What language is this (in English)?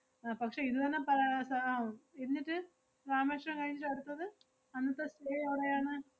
Malayalam